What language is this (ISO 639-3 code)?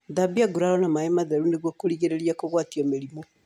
kik